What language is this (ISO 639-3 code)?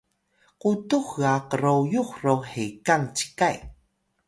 tay